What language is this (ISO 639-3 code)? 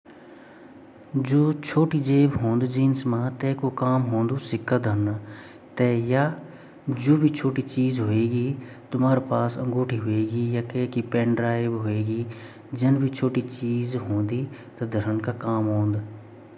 gbm